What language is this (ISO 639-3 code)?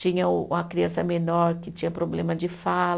por